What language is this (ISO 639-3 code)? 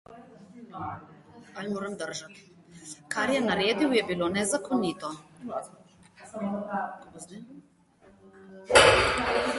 slv